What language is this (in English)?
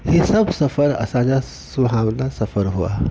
Sindhi